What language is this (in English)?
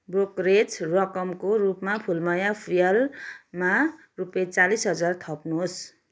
Nepali